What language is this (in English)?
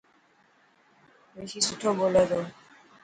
Dhatki